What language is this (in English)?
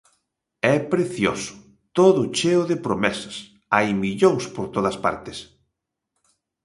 Galician